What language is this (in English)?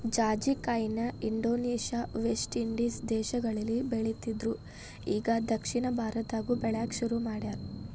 Kannada